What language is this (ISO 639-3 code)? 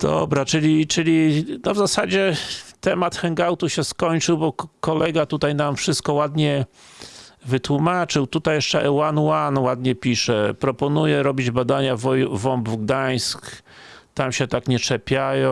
pol